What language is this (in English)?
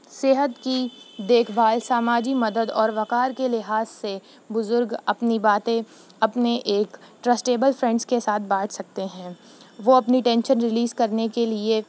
Urdu